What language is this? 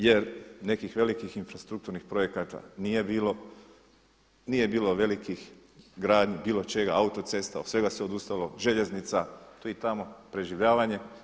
Croatian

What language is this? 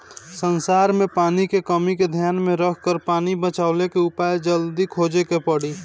Bhojpuri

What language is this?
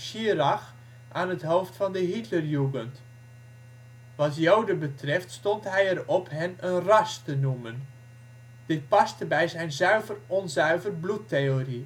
Dutch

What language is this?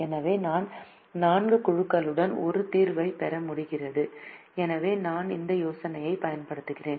Tamil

